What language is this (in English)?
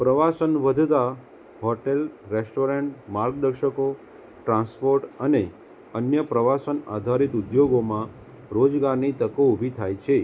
Gujarati